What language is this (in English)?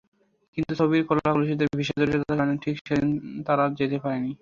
Bangla